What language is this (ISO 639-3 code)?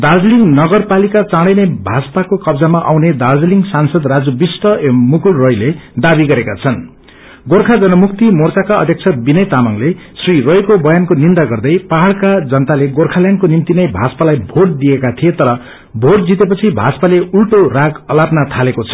nep